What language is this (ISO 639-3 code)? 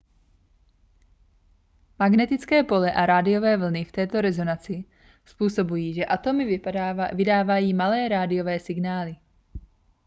ces